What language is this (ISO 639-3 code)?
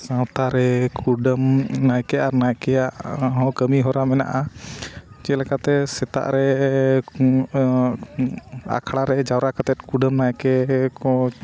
sat